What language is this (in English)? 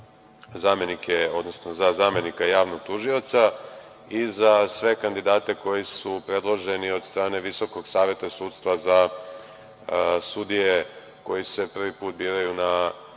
Serbian